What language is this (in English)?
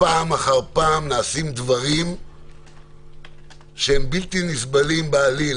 Hebrew